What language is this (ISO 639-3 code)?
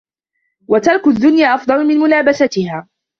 ara